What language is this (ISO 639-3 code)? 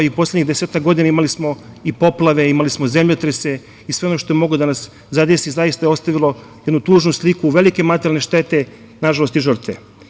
srp